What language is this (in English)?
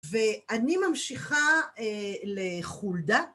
Hebrew